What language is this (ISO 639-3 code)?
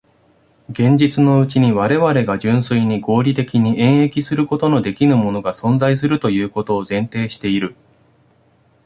jpn